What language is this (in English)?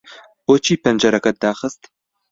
Central Kurdish